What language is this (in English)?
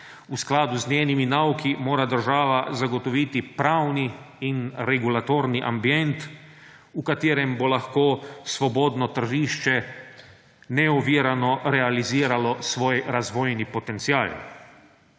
Slovenian